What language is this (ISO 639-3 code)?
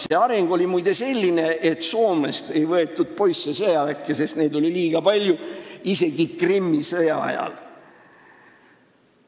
est